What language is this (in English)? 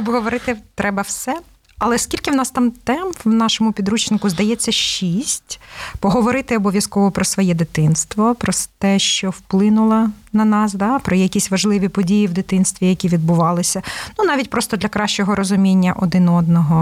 Ukrainian